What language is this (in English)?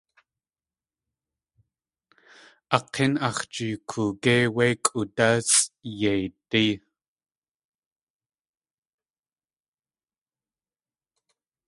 Tlingit